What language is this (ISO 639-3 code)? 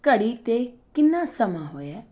pan